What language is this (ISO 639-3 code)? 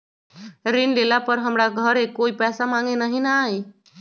mag